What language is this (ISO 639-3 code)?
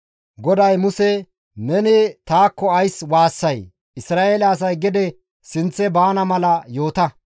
gmv